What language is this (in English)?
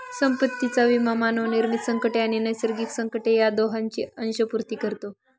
Marathi